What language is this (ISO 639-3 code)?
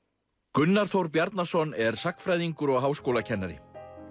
isl